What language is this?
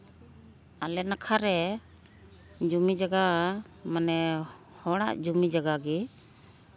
Santali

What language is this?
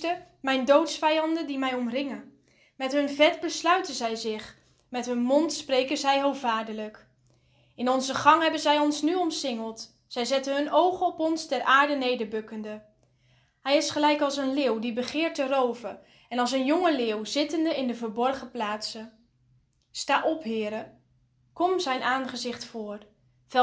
Dutch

